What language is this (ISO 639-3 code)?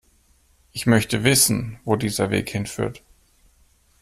deu